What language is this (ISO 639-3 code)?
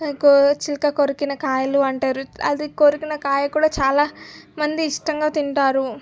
tel